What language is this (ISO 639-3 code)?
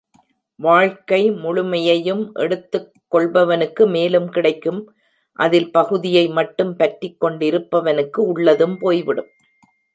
tam